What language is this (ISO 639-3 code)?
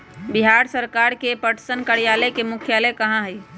mag